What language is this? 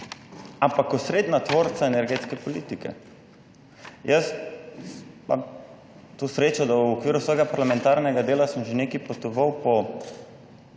Slovenian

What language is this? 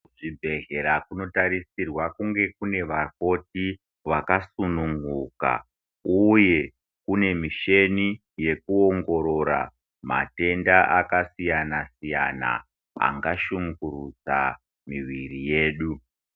Ndau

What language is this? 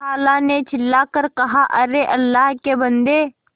Hindi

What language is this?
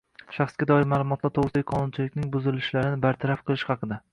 Uzbek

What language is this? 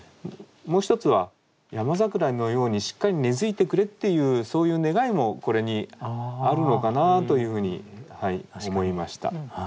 Japanese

